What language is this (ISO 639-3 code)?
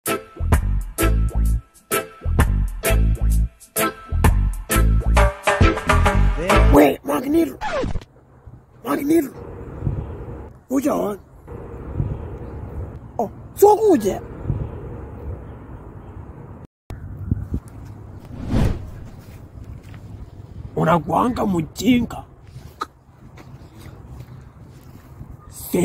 tha